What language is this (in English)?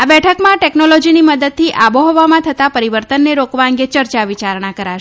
Gujarati